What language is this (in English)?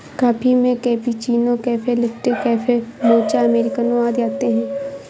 Hindi